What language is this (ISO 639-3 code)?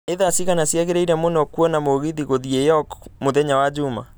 kik